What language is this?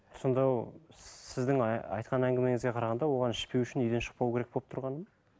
Kazakh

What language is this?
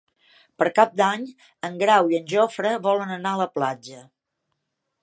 Catalan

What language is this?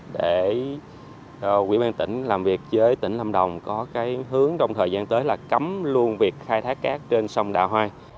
Vietnamese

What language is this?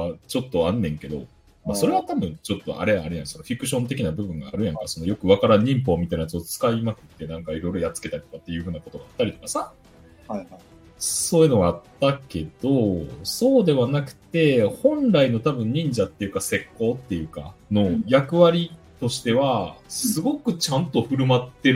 Japanese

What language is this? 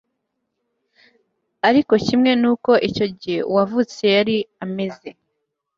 Kinyarwanda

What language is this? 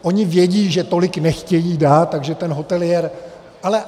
Czech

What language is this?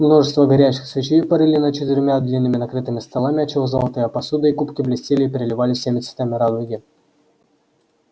Russian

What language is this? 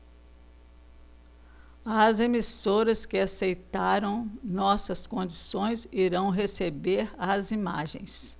Portuguese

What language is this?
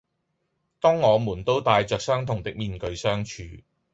Cantonese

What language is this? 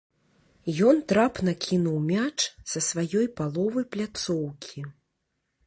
Belarusian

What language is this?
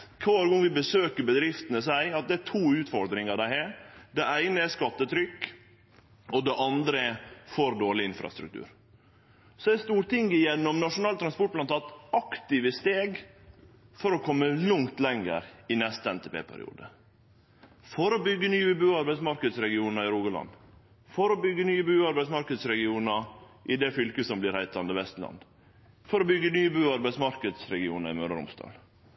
Norwegian Nynorsk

